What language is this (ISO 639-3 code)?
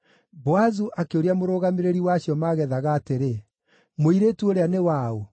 kik